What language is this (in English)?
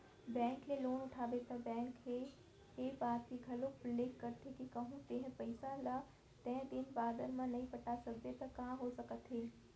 Chhattisgarhi